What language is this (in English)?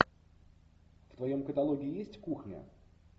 Russian